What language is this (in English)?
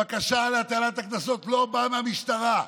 Hebrew